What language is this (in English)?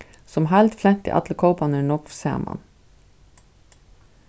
Faroese